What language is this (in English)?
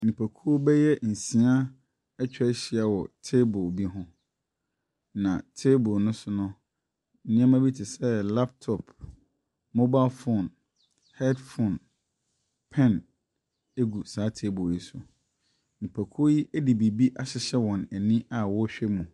Akan